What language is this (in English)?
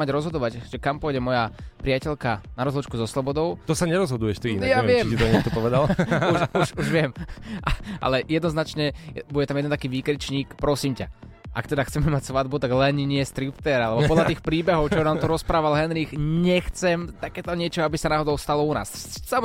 Slovak